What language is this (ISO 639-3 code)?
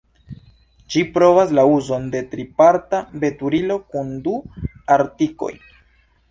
epo